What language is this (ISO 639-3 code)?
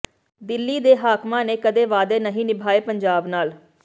pan